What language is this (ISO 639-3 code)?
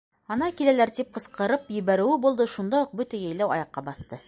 bak